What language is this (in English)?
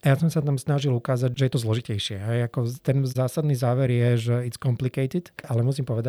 Slovak